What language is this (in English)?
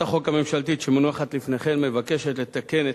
Hebrew